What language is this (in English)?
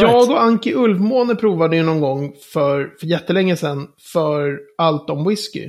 Swedish